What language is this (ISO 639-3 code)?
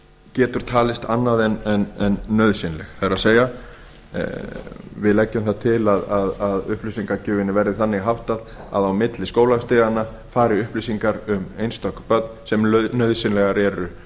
isl